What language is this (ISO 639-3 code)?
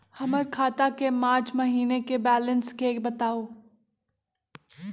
mag